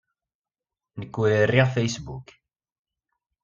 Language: Kabyle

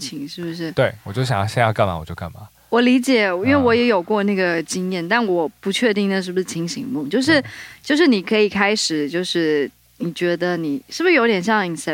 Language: Chinese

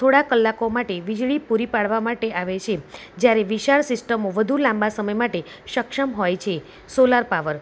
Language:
Gujarati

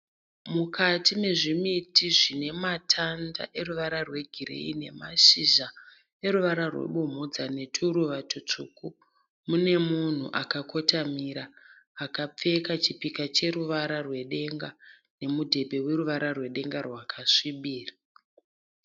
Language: Shona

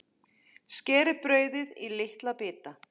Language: Icelandic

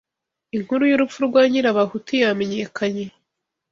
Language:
Kinyarwanda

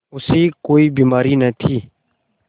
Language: Hindi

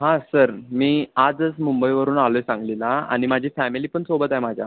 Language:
Marathi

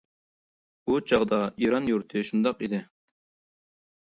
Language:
Uyghur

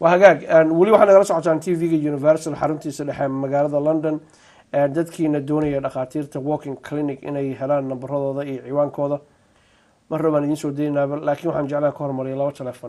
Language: Arabic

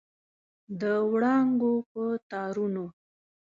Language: Pashto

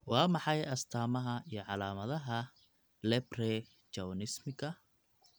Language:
Somali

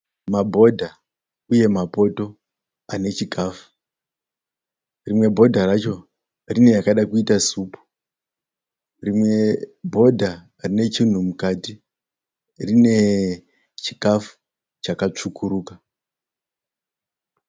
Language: Shona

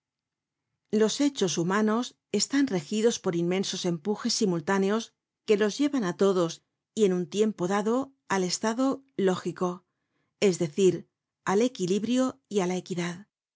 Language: Spanish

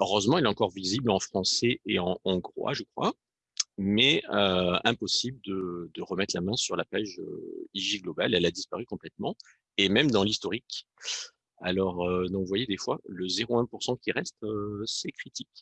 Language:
French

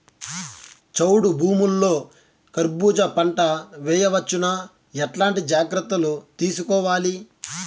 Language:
Telugu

